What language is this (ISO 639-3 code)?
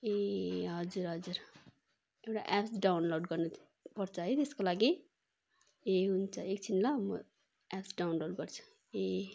nep